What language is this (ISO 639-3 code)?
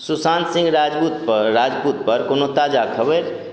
mai